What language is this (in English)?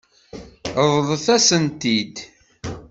Kabyle